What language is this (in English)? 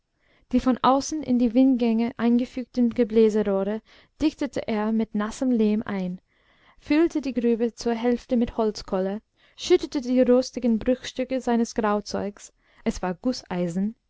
German